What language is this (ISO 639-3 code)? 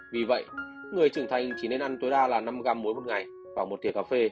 vie